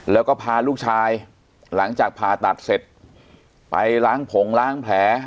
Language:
Thai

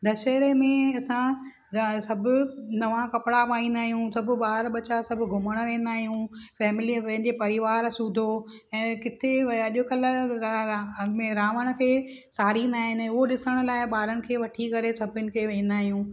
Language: Sindhi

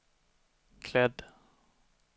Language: Swedish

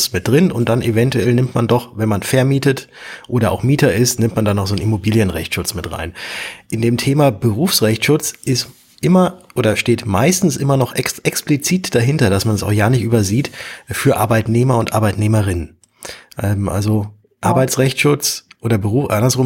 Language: German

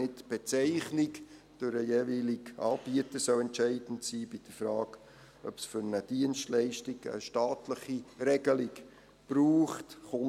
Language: Swiss German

